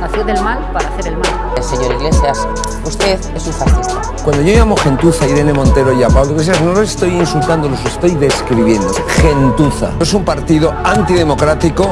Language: Spanish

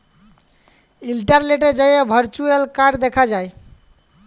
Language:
Bangla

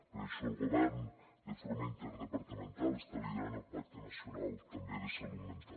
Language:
Catalan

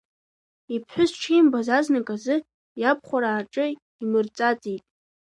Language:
Abkhazian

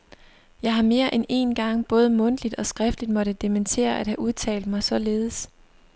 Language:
Danish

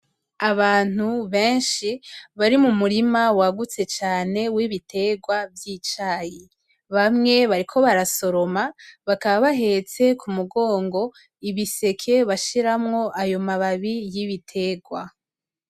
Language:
Rundi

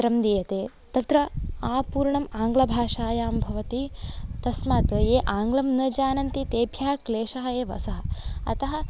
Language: Sanskrit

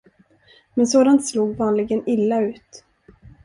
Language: Swedish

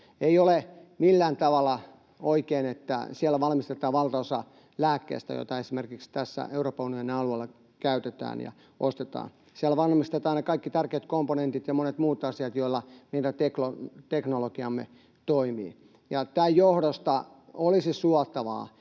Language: Finnish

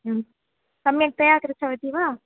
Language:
Sanskrit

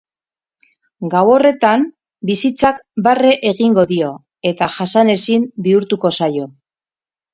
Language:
Basque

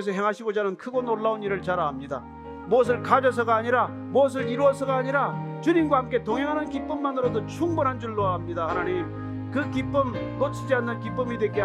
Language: Korean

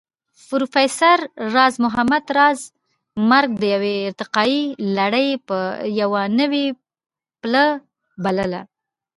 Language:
Pashto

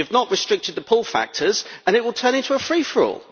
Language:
English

